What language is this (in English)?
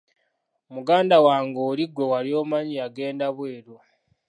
Ganda